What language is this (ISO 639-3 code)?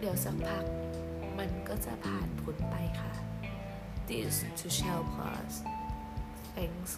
tha